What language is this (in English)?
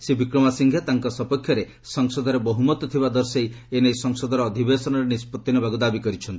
Odia